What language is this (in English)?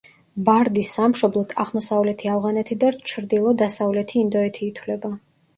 Georgian